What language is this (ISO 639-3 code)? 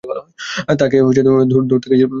ben